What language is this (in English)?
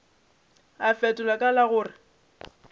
Northern Sotho